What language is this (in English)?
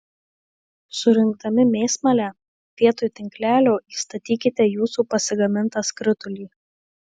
Lithuanian